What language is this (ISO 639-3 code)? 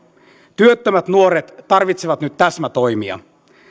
fin